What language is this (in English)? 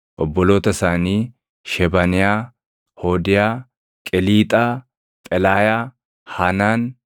Oromo